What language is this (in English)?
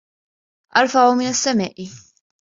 Arabic